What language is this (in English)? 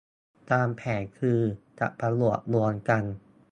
Thai